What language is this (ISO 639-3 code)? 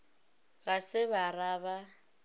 nso